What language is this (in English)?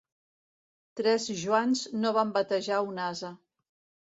Catalan